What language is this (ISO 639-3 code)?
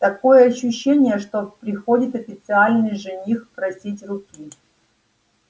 rus